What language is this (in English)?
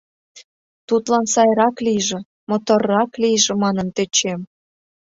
Mari